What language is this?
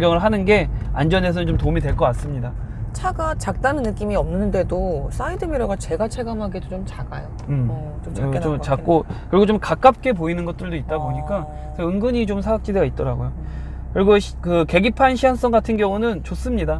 Korean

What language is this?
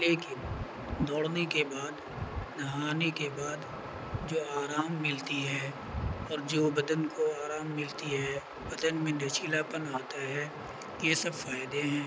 Urdu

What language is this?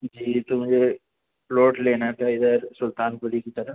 Urdu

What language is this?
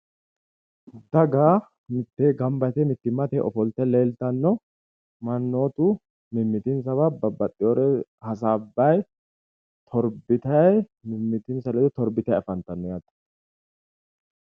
Sidamo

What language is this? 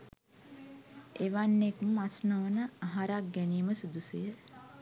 Sinhala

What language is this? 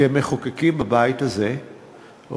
Hebrew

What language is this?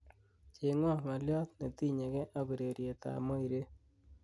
Kalenjin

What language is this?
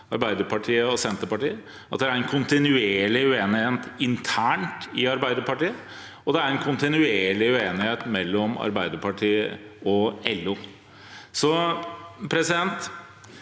Norwegian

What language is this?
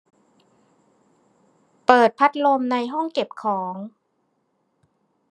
Thai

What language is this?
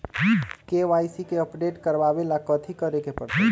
Magahi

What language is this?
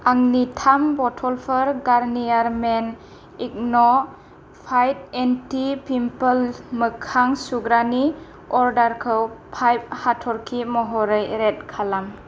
Bodo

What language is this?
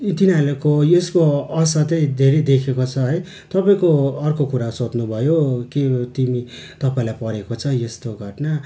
Nepali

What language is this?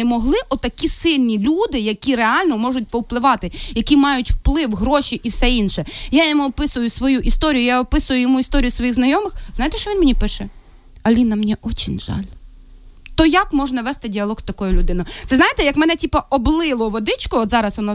Ukrainian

